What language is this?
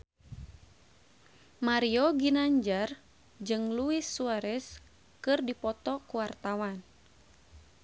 Sundanese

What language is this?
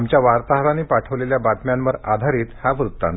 Marathi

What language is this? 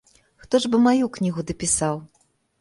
Belarusian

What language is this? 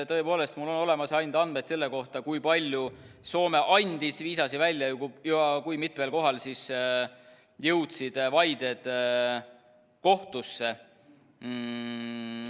Estonian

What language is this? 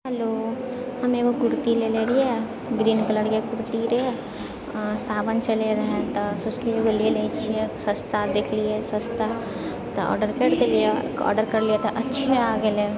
Maithili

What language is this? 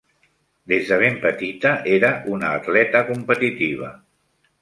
Catalan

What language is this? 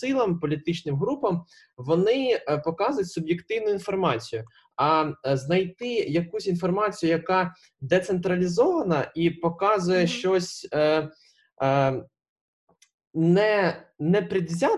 Ukrainian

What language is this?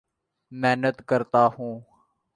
Urdu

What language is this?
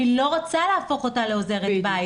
Hebrew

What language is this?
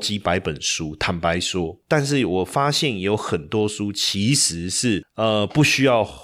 Chinese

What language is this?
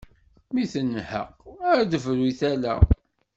Kabyle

